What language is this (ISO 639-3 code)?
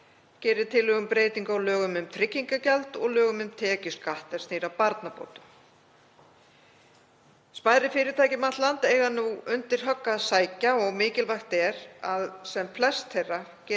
isl